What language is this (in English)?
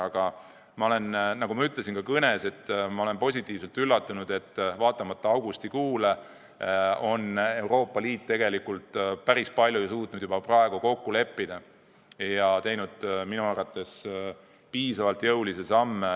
Estonian